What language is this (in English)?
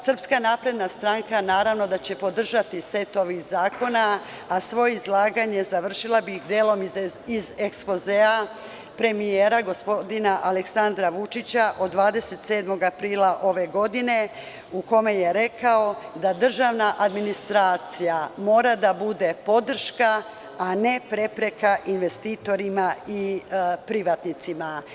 Serbian